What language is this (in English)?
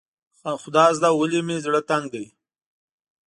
Pashto